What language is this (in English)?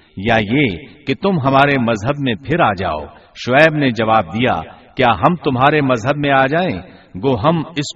Urdu